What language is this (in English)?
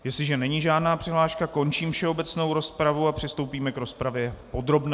Czech